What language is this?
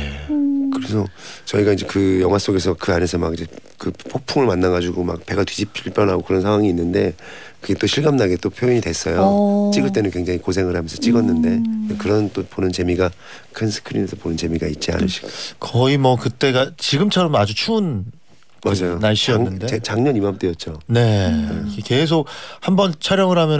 Korean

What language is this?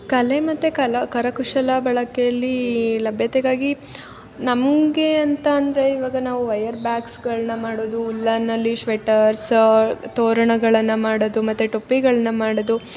Kannada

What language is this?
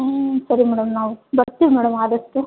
Kannada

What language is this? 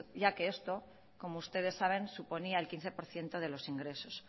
Spanish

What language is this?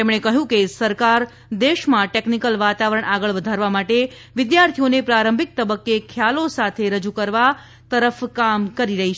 Gujarati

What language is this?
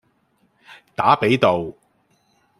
Cantonese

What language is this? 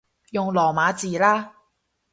Cantonese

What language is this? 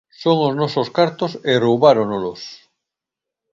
Galician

